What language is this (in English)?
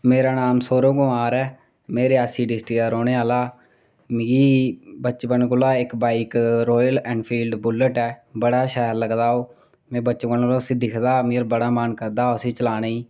Dogri